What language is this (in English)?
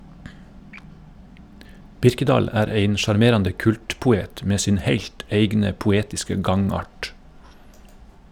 Norwegian